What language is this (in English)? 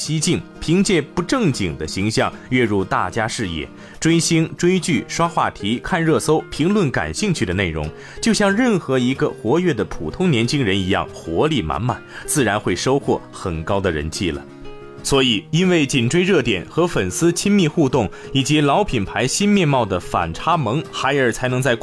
Chinese